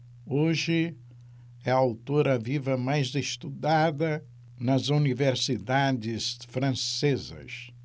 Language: Portuguese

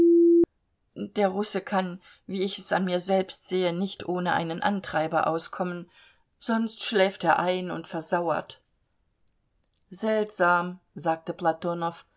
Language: German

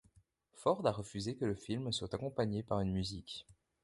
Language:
French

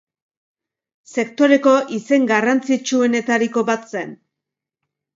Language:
Basque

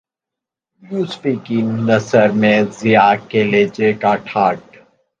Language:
Urdu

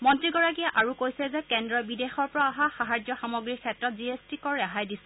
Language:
Assamese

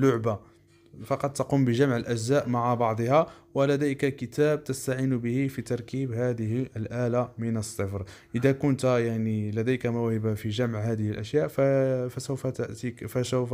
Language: Arabic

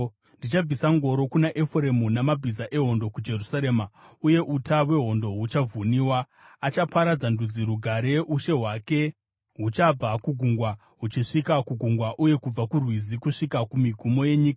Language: Shona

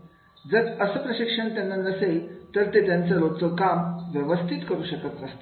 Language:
Marathi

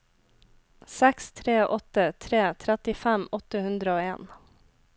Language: Norwegian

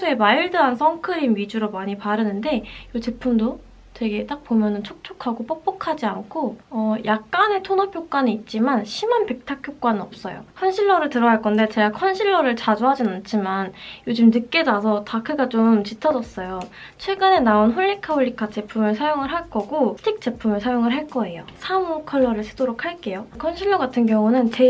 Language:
Korean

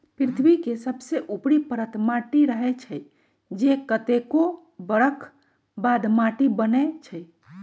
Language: Magahi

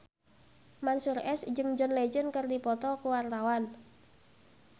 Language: Sundanese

